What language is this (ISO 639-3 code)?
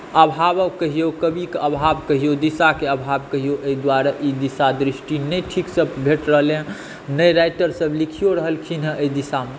mai